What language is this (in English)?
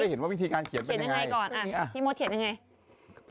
Thai